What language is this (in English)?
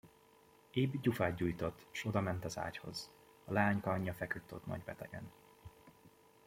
Hungarian